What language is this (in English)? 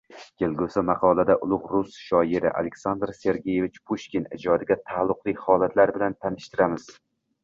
Uzbek